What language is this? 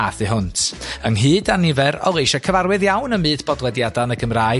Welsh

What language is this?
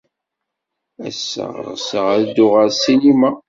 Kabyle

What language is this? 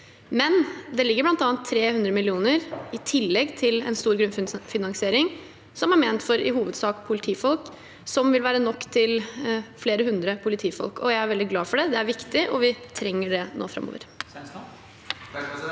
Norwegian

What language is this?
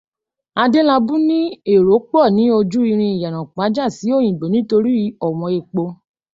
Yoruba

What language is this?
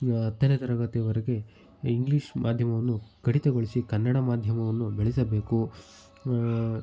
Kannada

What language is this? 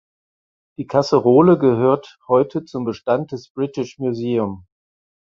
German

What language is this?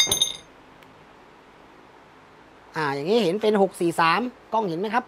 Thai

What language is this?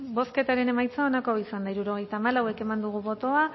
Basque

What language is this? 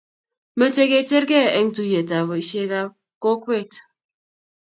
Kalenjin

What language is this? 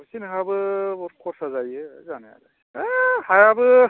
Bodo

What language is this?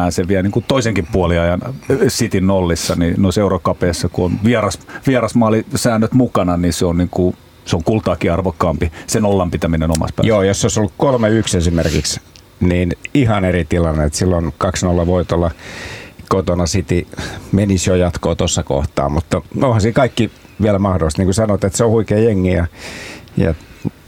Finnish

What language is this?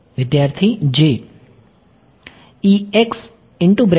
Gujarati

